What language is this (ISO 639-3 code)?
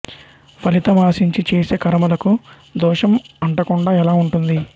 tel